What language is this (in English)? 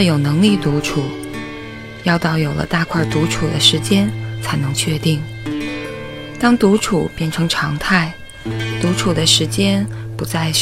Chinese